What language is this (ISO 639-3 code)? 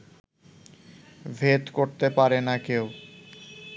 ben